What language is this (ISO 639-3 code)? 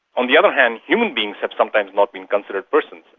eng